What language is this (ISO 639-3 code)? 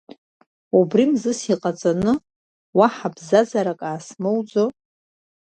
abk